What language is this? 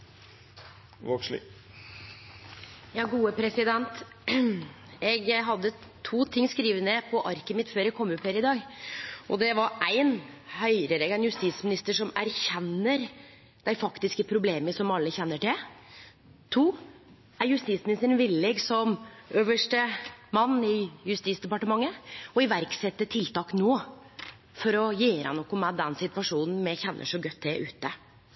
Norwegian Nynorsk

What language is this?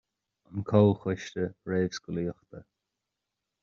Irish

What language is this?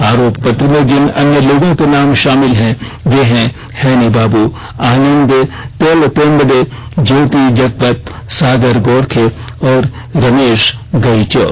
Hindi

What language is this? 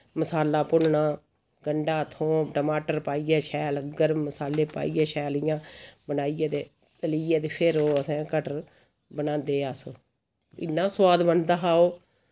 Dogri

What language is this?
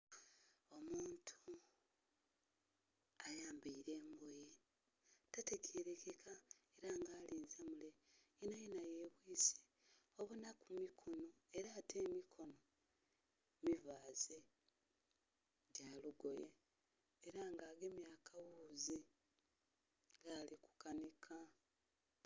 Soga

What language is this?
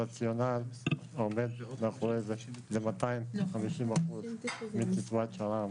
Hebrew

